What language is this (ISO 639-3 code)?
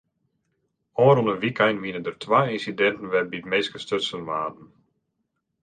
fry